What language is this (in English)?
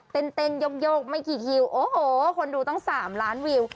Thai